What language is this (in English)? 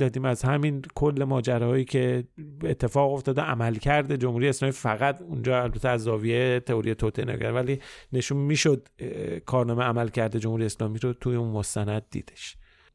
Persian